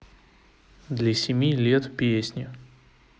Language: Russian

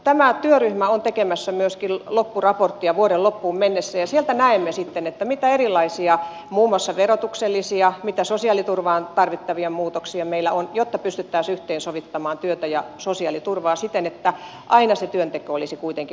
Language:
Finnish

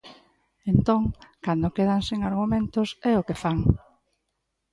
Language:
Galician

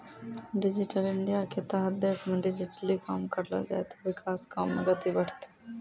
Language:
Maithili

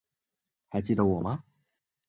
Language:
Chinese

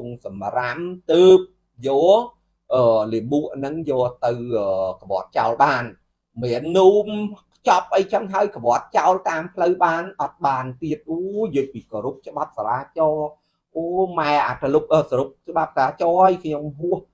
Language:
Vietnamese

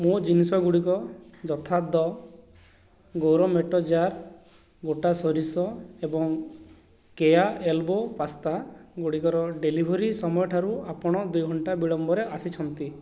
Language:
Odia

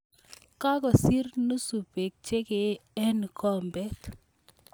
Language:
Kalenjin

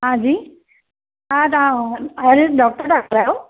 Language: Sindhi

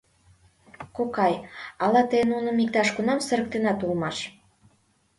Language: Mari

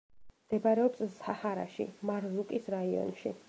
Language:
Georgian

